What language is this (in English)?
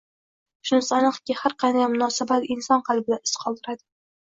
Uzbek